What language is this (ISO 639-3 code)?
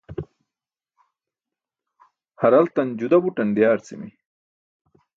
bsk